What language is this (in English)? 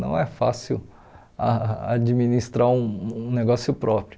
Portuguese